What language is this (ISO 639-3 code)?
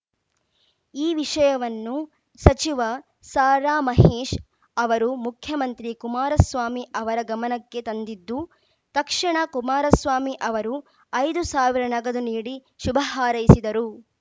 kan